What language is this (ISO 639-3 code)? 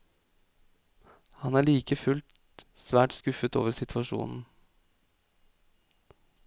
nor